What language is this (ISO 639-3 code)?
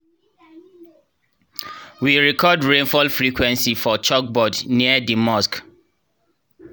pcm